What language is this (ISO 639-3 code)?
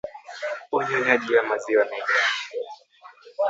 swa